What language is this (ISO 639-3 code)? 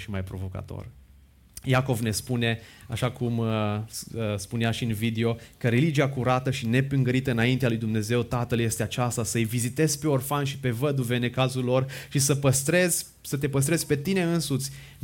ron